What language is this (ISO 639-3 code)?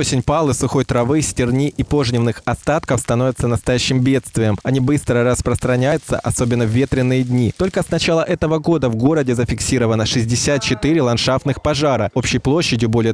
rus